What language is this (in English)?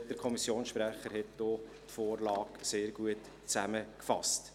Swiss German